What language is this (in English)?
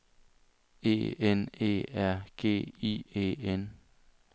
Danish